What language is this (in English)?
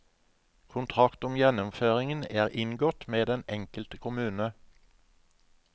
Norwegian